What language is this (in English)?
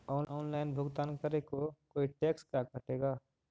Magahi